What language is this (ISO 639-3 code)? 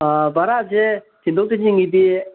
mni